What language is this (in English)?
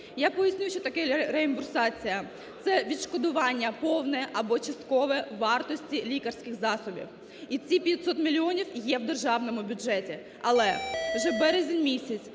Ukrainian